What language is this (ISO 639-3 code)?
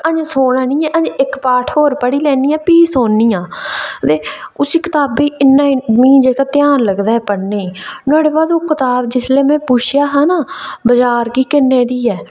doi